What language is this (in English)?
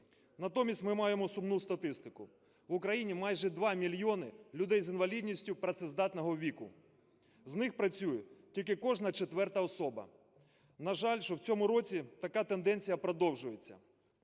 Ukrainian